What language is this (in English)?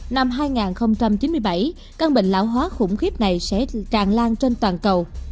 Vietnamese